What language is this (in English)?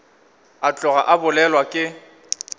Northern Sotho